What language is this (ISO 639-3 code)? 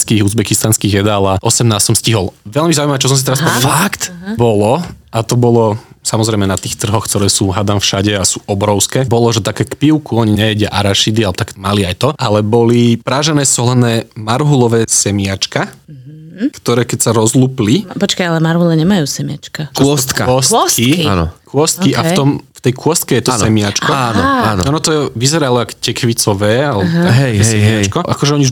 slk